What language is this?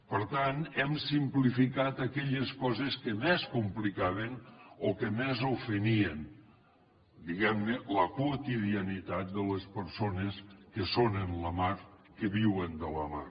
Catalan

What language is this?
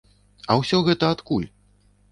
Belarusian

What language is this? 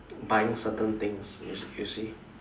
English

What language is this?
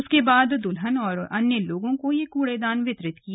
Hindi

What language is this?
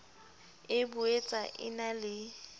Southern Sotho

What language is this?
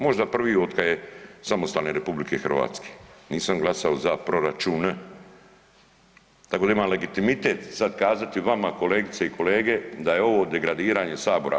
Croatian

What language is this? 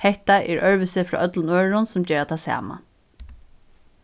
Faroese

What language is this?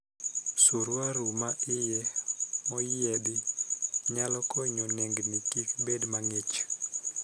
Luo (Kenya and Tanzania)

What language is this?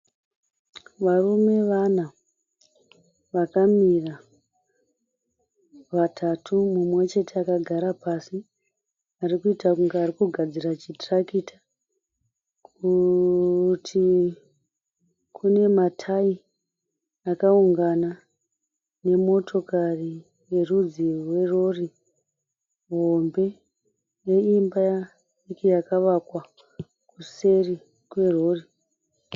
Shona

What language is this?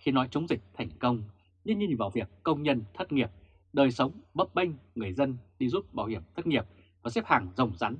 Vietnamese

